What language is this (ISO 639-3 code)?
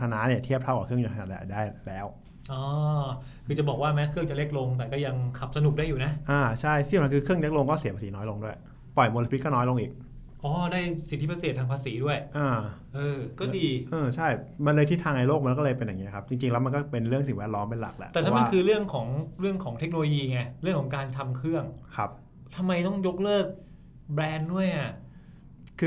tha